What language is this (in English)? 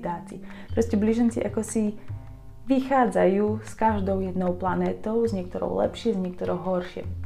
Slovak